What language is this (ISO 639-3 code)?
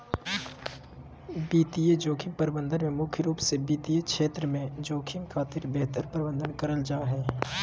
mag